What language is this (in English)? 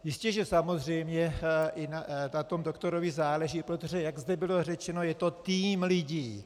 Czech